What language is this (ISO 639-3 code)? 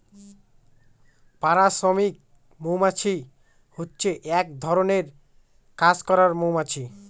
ben